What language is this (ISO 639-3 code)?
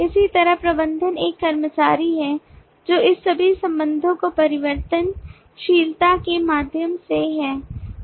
hin